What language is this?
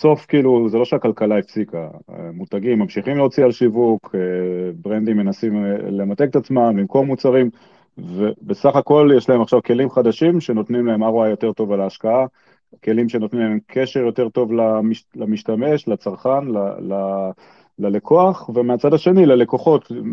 Hebrew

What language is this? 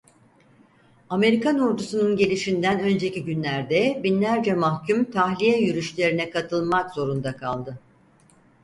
Turkish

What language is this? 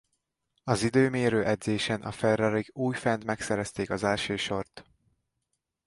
Hungarian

